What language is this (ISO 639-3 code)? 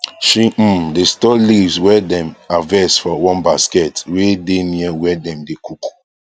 pcm